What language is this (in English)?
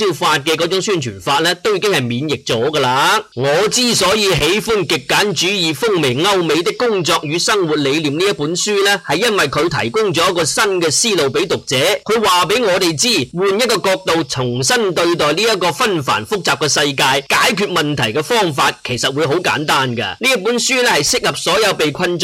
Chinese